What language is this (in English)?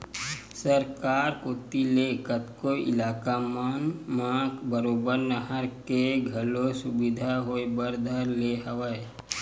Chhattisgarhi